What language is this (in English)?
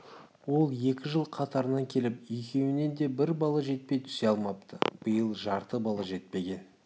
Kazakh